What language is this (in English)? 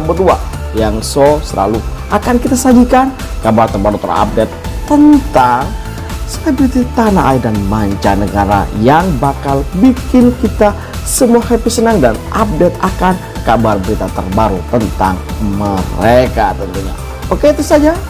Indonesian